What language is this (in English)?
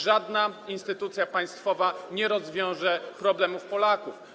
Polish